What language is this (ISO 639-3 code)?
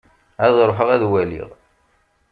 kab